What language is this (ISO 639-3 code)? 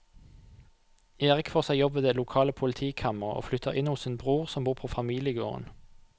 nor